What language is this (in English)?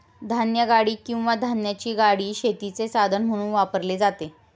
Marathi